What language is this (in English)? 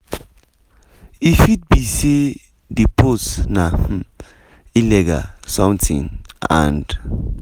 Nigerian Pidgin